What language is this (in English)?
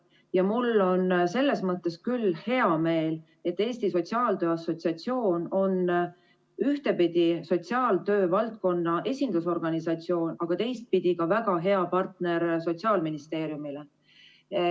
Estonian